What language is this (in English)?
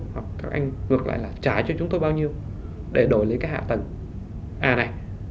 Vietnamese